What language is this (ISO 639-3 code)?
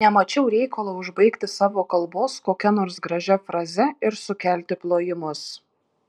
lit